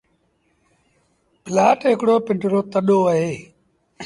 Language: Sindhi Bhil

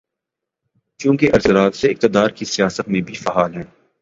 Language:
Urdu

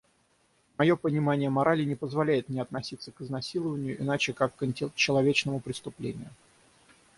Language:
Russian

